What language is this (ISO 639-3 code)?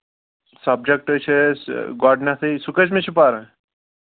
kas